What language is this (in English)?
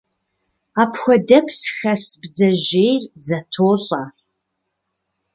Kabardian